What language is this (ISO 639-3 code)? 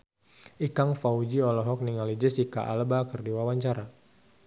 sun